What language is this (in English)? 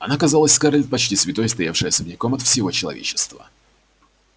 Russian